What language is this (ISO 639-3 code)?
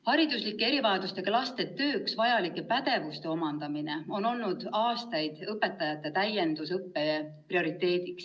est